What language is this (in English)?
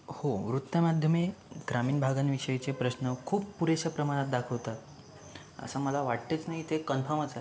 Marathi